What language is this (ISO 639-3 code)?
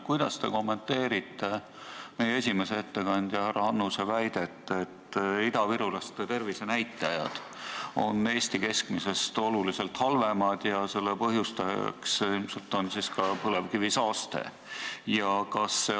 est